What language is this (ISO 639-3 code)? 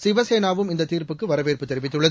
tam